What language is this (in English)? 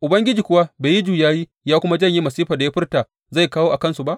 Hausa